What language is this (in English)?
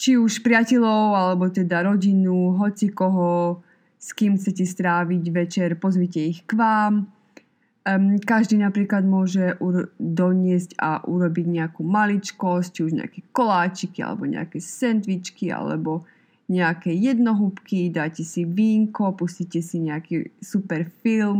Slovak